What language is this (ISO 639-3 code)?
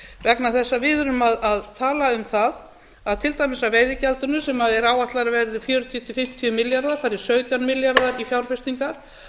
isl